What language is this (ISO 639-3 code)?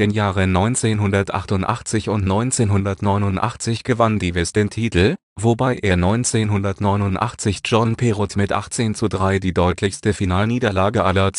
deu